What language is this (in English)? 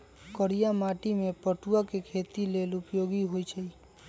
Magahi